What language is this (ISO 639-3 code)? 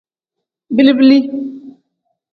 kdh